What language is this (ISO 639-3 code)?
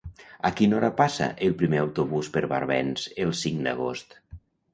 cat